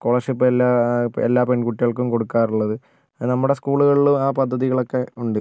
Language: Malayalam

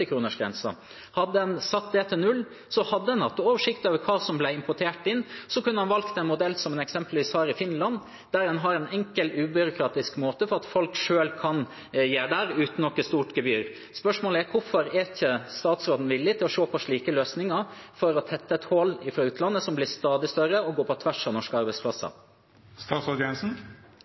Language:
Norwegian Bokmål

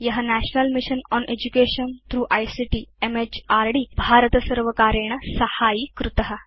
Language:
Sanskrit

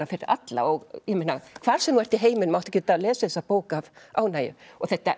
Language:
Icelandic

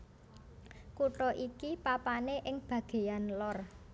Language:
Javanese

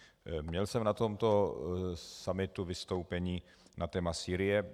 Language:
Czech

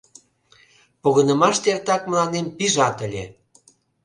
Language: Mari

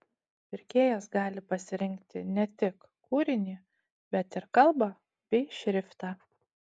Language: Lithuanian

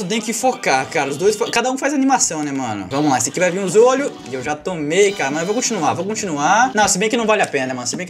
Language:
Portuguese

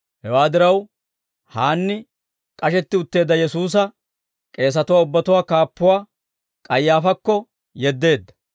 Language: Dawro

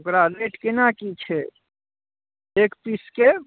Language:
Maithili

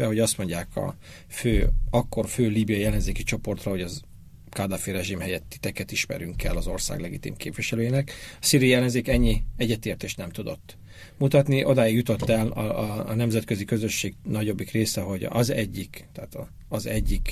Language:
Hungarian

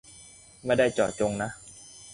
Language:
Thai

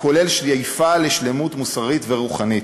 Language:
Hebrew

